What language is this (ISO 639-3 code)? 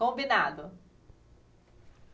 por